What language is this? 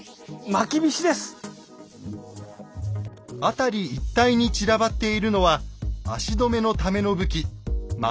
Japanese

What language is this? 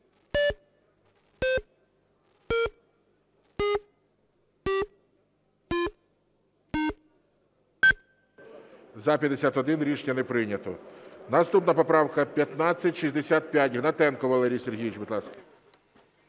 Ukrainian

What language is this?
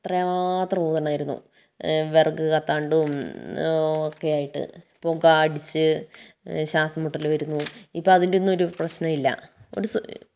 Malayalam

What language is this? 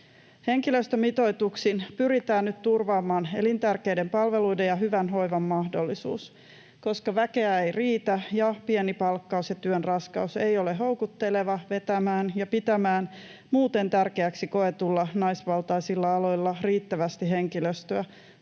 Finnish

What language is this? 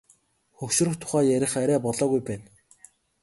Mongolian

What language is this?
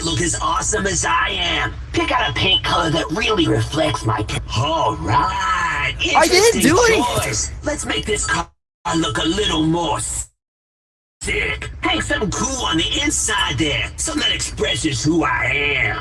English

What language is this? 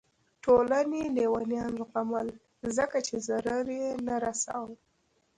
Pashto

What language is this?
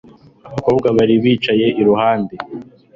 Kinyarwanda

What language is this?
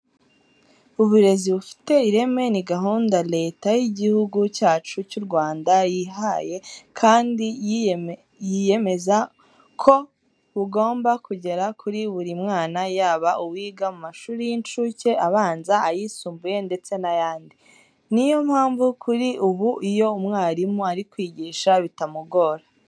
Kinyarwanda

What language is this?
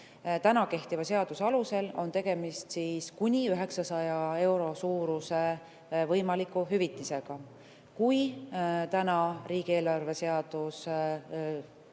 Estonian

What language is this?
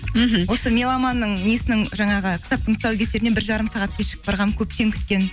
Kazakh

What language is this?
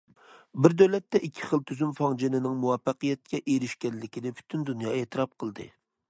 Uyghur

